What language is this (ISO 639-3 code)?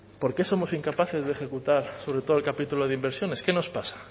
spa